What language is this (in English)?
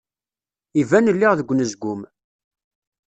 Kabyle